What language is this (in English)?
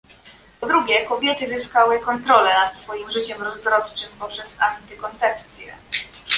Polish